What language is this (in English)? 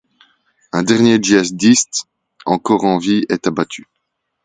French